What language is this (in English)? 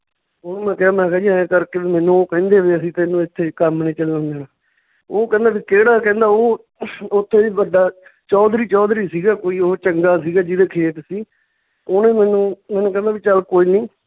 Punjabi